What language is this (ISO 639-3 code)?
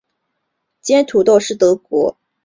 zho